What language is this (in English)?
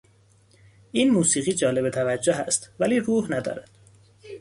Persian